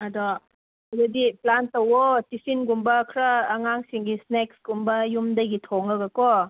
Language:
Manipuri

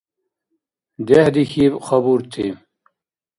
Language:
Dargwa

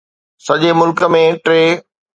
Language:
Sindhi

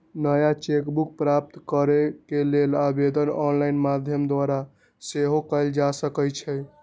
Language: Magahi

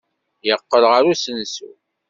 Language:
Kabyle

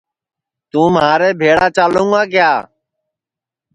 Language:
Sansi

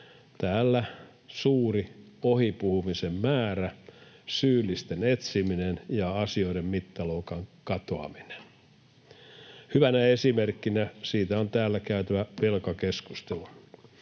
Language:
Finnish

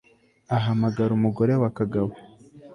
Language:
Kinyarwanda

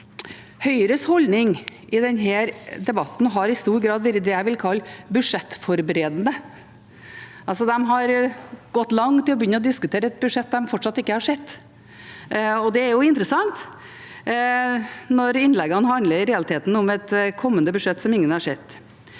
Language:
Norwegian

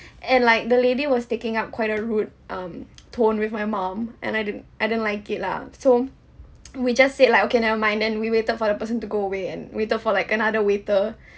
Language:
English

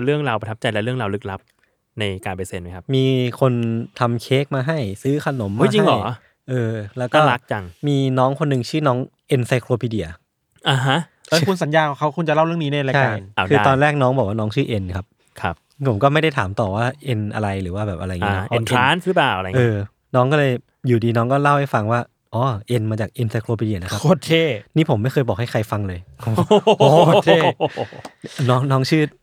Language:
Thai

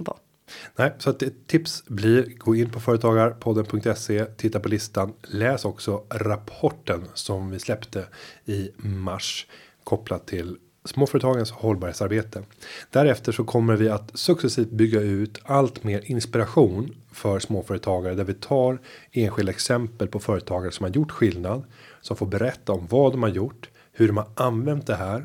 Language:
Swedish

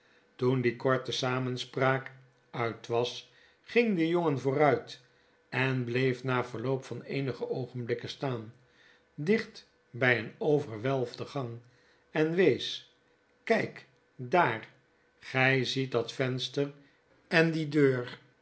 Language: Dutch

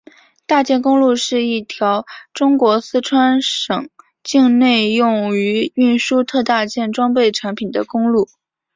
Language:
Chinese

